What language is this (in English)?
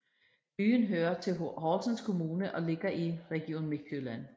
Danish